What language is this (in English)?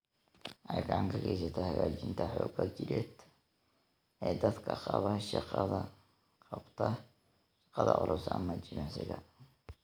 Somali